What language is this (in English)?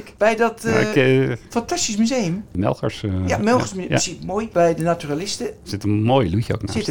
Dutch